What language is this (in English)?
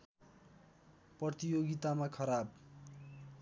Nepali